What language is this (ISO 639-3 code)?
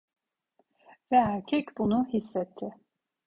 tur